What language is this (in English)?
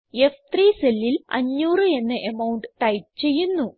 Malayalam